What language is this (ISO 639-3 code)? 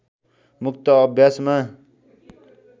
nep